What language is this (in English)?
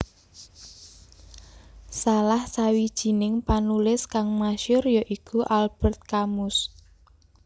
Javanese